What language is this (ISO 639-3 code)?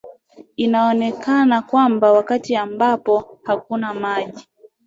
swa